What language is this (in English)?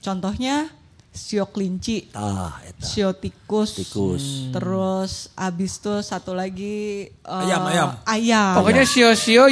Indonesian